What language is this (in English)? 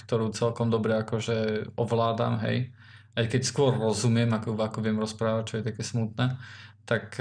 Slovak